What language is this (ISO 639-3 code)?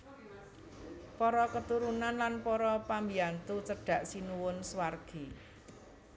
jav